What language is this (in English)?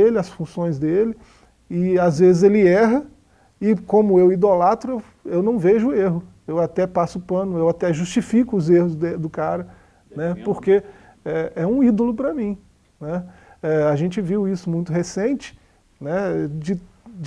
Portuguese